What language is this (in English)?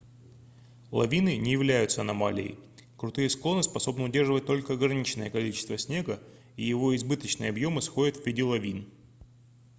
Russian